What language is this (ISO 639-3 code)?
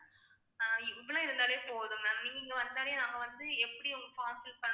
tam